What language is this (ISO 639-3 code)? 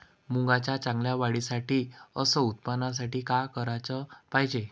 mar